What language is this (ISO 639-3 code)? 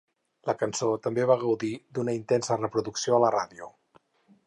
cat